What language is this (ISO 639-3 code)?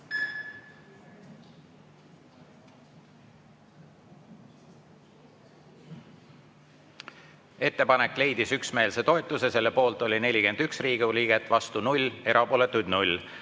est